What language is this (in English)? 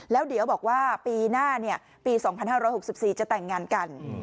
Thai